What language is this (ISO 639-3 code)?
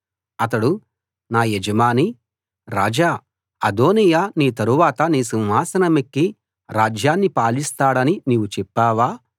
tel